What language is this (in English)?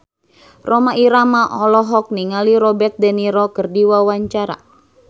Sundanese